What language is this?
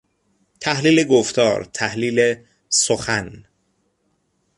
Persian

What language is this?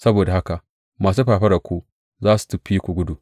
Hausa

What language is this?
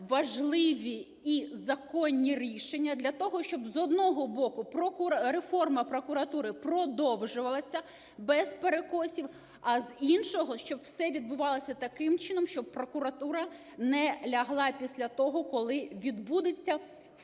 Ukrainian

